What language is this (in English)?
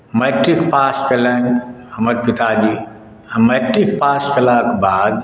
Maithili